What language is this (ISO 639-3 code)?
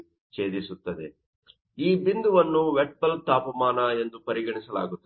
kan